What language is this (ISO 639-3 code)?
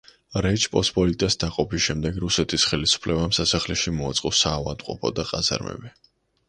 kat